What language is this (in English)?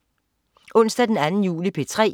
Danish